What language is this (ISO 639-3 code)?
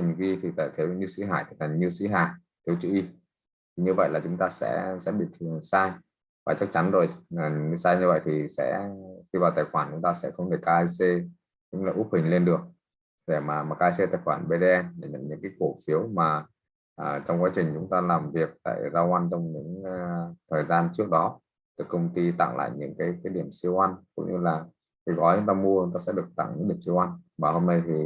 vie